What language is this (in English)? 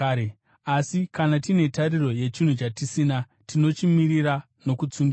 Shona